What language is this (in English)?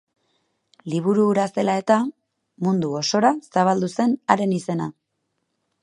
Basque